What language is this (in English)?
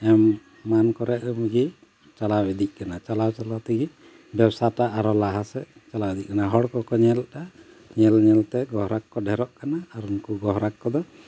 Santali